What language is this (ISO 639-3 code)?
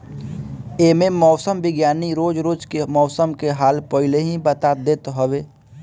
bho